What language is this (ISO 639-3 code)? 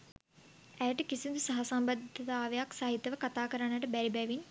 sin